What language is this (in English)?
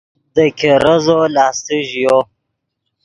Yidgha